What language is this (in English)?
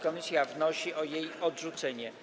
Polish